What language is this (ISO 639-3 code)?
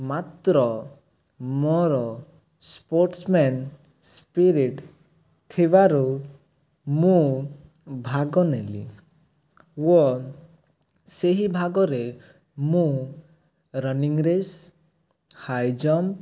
ori